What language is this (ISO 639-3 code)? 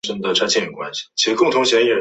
zho